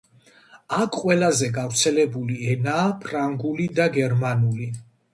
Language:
Georgian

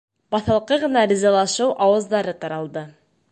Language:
Bashkir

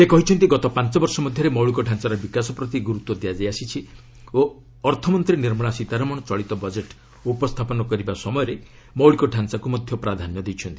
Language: Odia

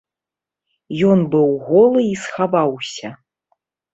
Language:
Belarusian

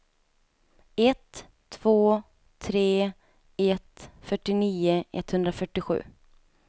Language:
Swedish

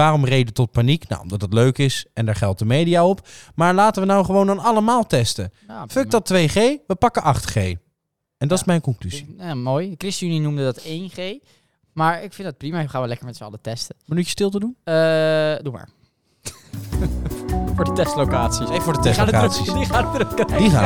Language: Dutch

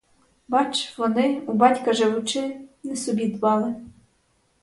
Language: Ukrainian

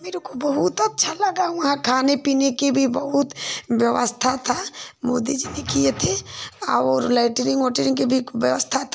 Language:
Hindi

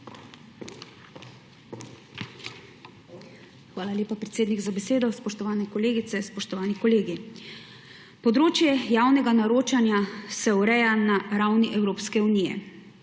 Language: Slovenian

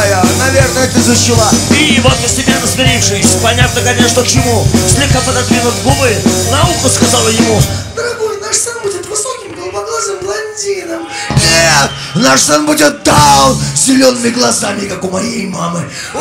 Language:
Russian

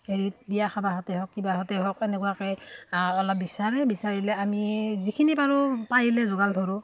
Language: Assamese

